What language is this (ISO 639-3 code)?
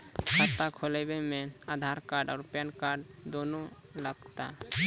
mai